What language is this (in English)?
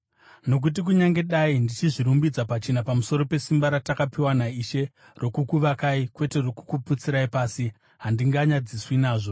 Shona